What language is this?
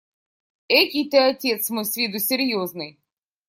Russian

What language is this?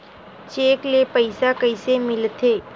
Chhattisgarhi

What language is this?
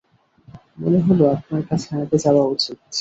Bangla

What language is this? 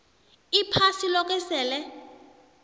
South Ndebele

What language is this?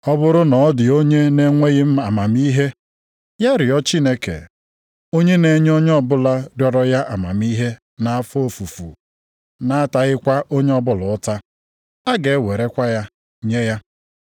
Igbo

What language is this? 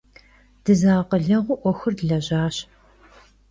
Kabardian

